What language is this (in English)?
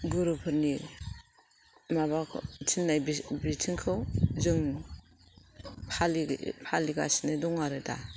Bodo